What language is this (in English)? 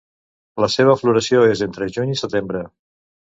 Catalan